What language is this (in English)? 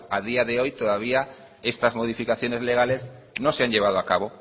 Spanish